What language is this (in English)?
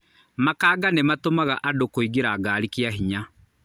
Kikuyu